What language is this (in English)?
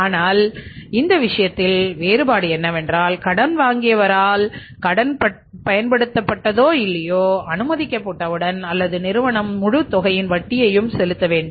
Tamil